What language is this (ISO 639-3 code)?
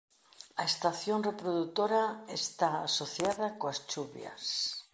glg